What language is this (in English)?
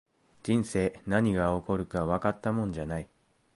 Japanese